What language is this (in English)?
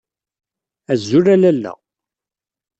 Kabyle